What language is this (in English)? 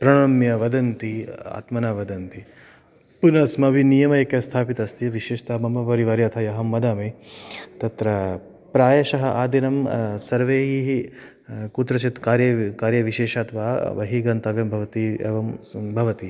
Sanskrit